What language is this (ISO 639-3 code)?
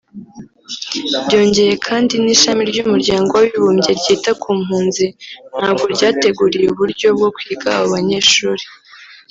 kin